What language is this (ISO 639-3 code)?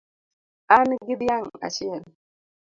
luo